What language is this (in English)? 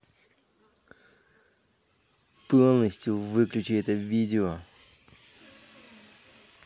Russian